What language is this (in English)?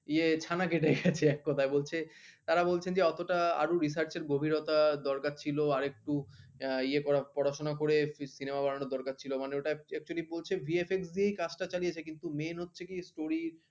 Bangla